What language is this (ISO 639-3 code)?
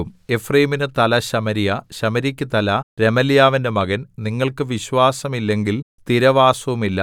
mal